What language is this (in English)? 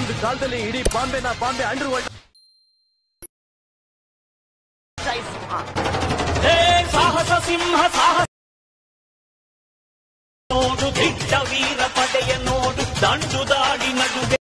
Kannada